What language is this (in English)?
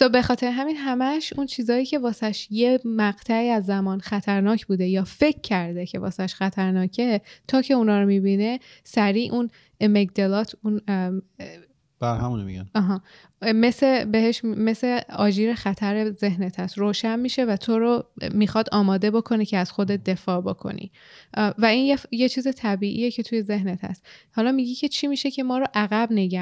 Persian